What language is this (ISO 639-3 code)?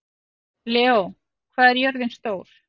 isl